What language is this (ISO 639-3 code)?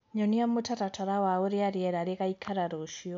kik